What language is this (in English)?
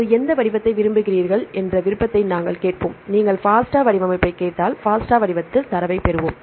Tamil